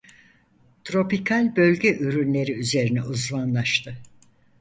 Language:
Turkish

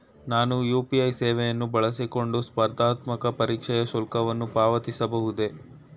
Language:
Kannada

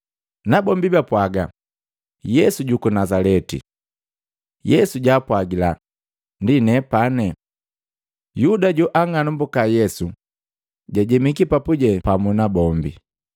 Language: Matengo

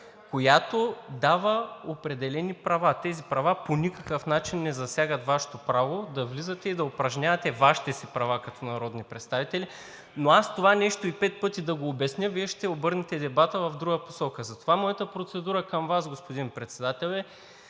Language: Bulgarian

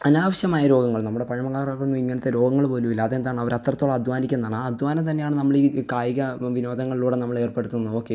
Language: Malayalam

